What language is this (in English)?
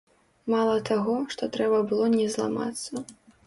Belarusian